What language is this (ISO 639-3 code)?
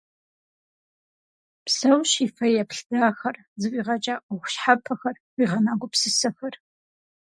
kbd